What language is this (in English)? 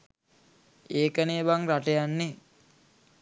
Sinhala